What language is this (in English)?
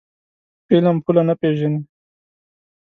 Pashto